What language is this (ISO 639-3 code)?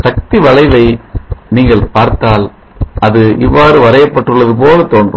tam